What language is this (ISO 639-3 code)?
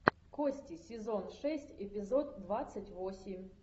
rus